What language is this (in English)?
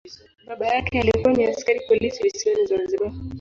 Swahili